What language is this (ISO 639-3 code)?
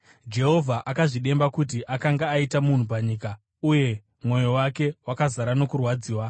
sna